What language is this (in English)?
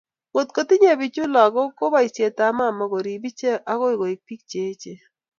Kalenjin